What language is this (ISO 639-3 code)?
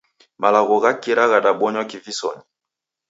dav